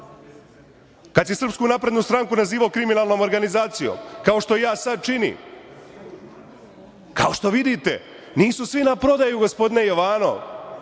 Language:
Serbian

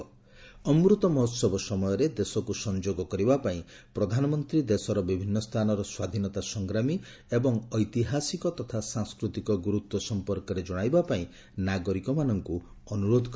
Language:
Odia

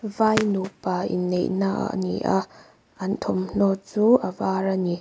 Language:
Mizo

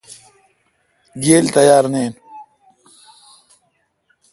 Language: Kalkoti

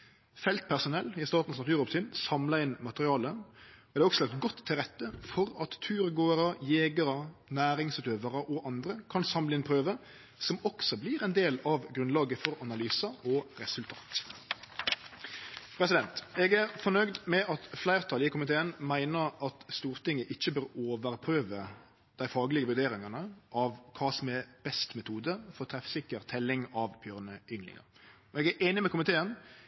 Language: Norwegian Nynorsk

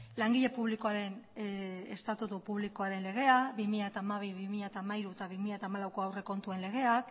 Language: Basque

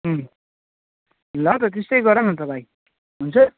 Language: Nepali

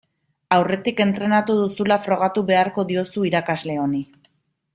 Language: Basque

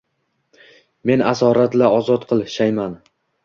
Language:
Uzbek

